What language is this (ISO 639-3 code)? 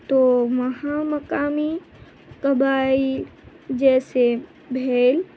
urd